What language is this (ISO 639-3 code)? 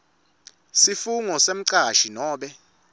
ssw